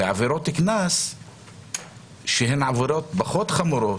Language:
Hebrew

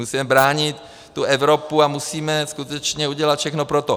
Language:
Czech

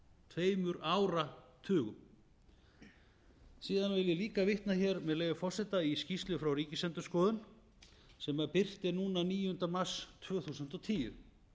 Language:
Icelandic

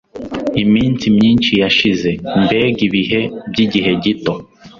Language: Kinyarwanda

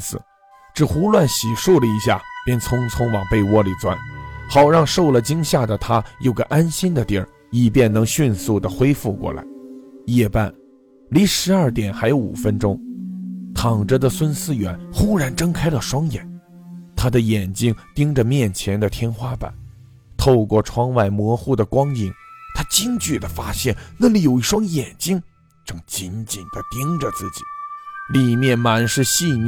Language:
Chinese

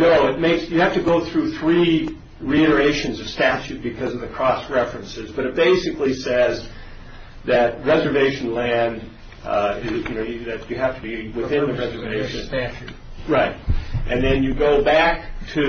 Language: English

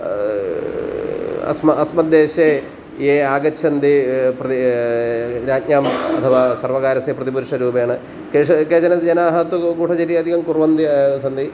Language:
Sanskrit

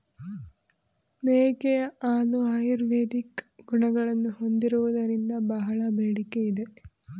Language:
Kannada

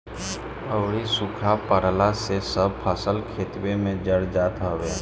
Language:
Bhojpuri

